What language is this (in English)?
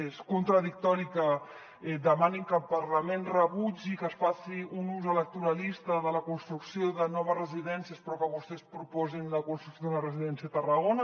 Catalan